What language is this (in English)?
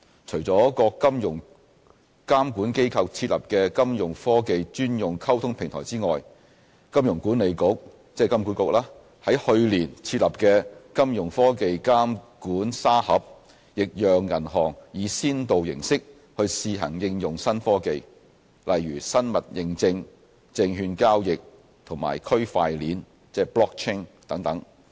Cantonese